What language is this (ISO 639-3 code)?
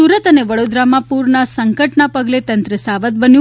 guj